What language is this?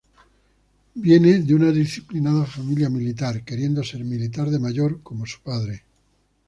Spanish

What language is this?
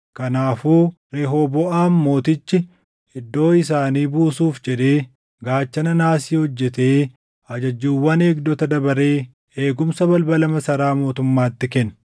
Oromo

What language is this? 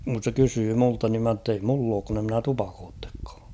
Finnish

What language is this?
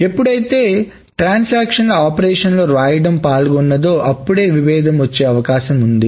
Telugu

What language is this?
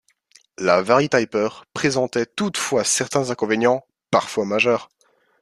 French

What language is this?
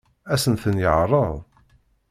Kabyle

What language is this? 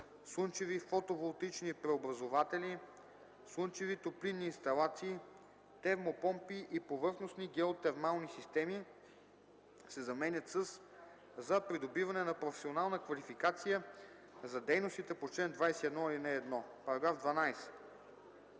Bulgarian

